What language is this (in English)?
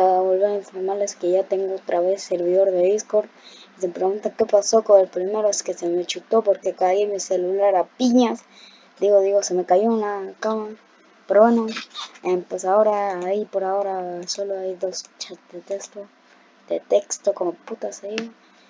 Spanish